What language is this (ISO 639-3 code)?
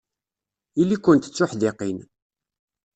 kab